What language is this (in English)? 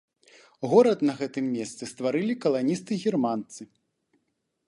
Belarusian